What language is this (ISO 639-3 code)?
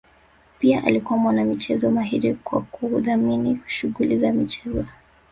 swa